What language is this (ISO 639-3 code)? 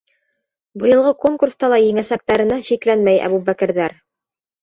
bak